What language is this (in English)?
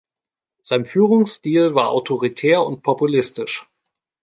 German